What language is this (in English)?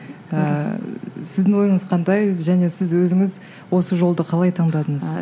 Kazakh